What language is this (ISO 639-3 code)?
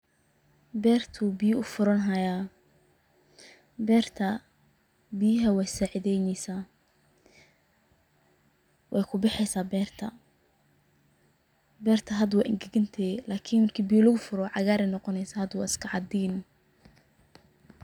som